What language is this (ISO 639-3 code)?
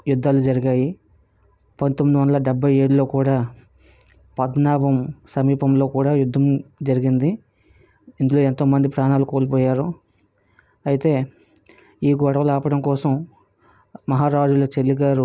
tel